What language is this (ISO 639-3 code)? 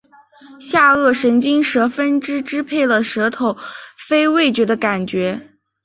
zho